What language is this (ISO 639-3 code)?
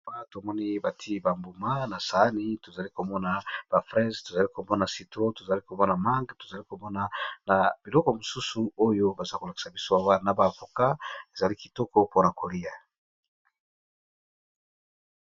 lin